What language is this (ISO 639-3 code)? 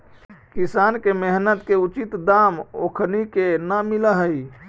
mag